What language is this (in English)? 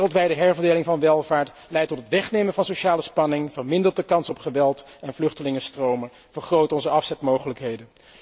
Dutch